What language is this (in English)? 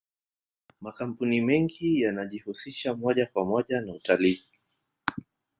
Swahili